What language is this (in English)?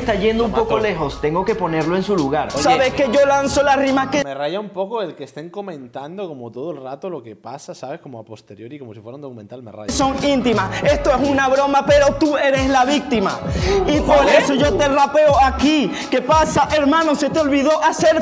Spanish